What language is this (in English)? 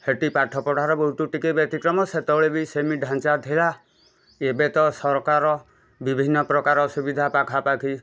Odia